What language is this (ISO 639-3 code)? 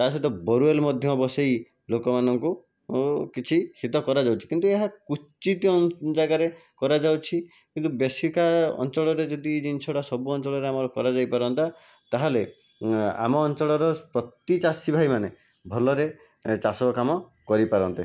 ori